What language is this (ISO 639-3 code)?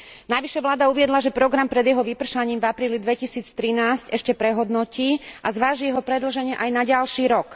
slk